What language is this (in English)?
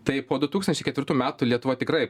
Lithuanian